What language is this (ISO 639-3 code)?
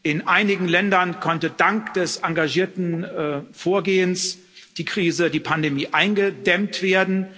deu